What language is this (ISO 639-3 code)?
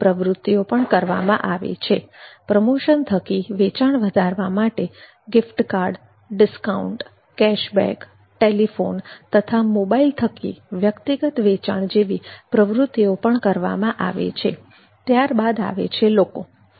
guj